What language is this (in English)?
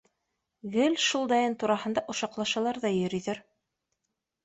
Bashkir